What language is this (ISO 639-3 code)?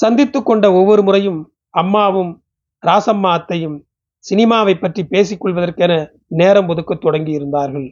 tam